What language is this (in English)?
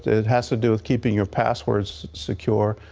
English